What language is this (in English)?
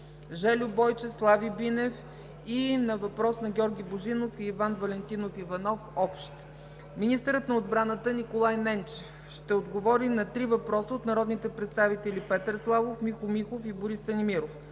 Bulgarian